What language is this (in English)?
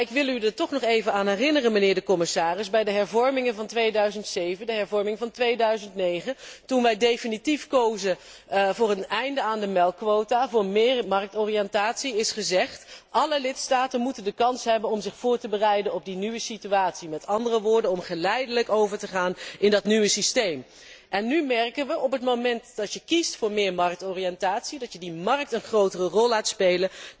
Dutch